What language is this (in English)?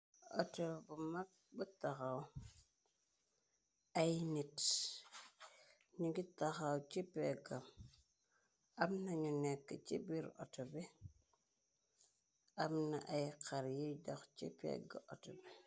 Wolof